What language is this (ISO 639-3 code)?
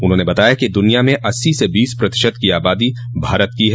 hin